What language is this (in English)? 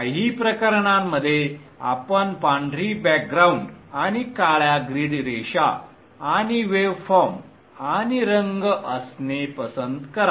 Marathi